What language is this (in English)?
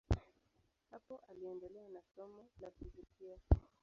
Swahili